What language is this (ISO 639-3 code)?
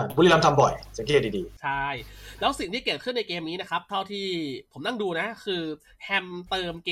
tha